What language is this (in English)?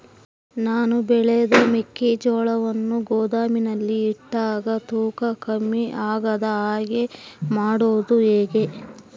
Kannada